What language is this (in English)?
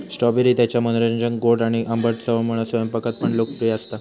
Marathi